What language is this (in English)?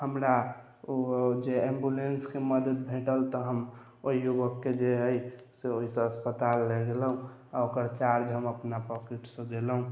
Maithili